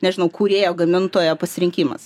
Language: Lithuanian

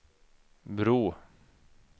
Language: Swedish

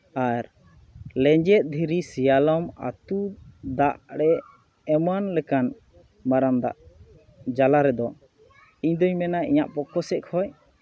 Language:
Santali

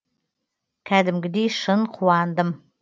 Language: Kazakh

